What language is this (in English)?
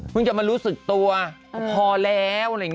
Thai